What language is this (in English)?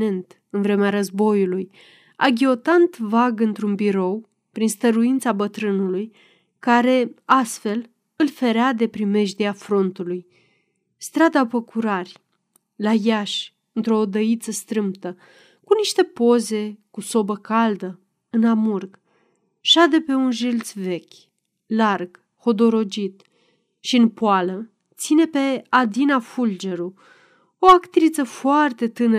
Romanian